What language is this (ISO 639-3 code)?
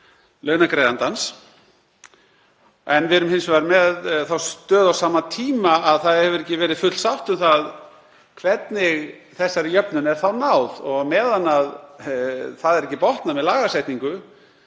isl